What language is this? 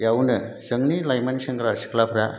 Bodo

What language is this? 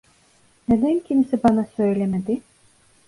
Turkish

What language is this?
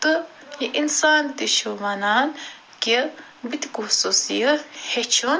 Kashmiri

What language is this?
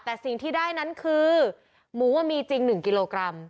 Thai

